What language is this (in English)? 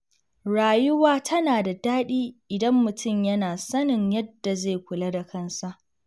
Hausa